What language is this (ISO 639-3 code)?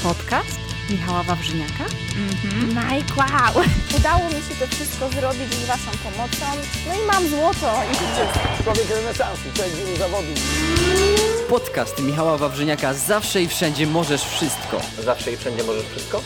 pol